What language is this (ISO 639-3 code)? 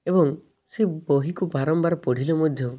ori